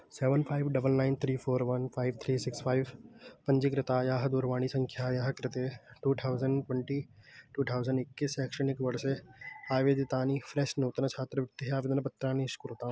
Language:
Sanskrit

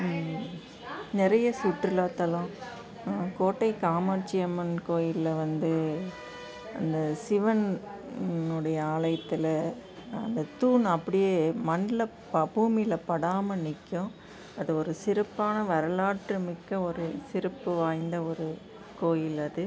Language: Tamil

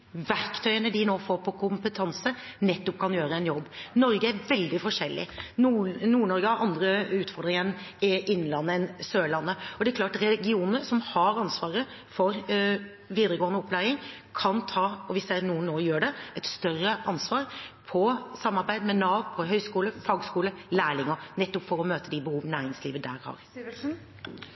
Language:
Norwegian Bokmål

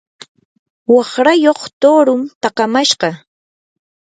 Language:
Yanahuanca Pasco Quechua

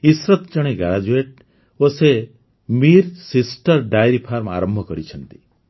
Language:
Odia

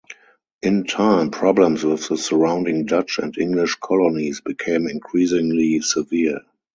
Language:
English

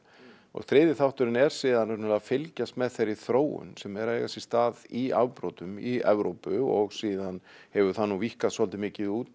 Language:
Icelandic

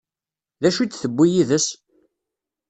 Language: Kabyle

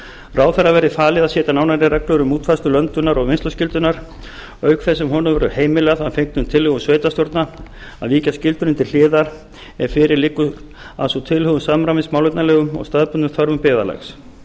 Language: Icelandic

